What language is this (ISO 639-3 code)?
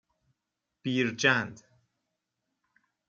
fas